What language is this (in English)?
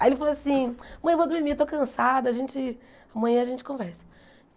Portuguese